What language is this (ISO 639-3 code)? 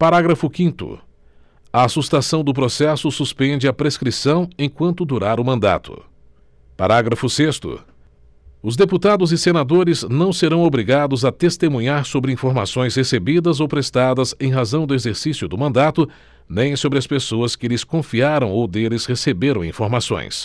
por